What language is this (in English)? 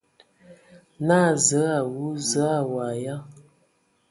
Ewondo